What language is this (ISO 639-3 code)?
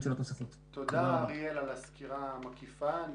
heb